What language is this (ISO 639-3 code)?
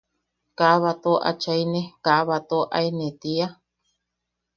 yaq